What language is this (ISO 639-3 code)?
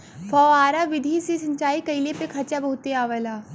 bho